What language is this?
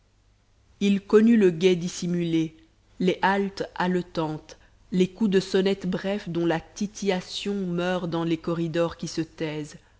French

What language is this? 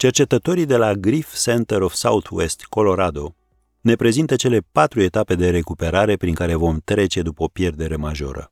Romanian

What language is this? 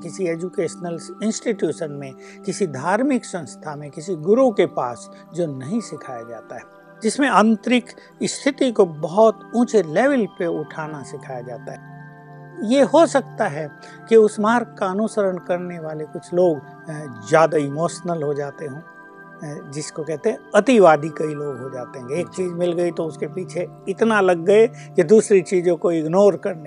Hindi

